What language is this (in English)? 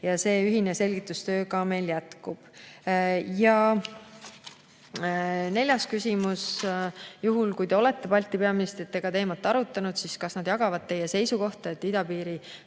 Estonian